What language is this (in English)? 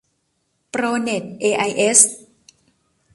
Thai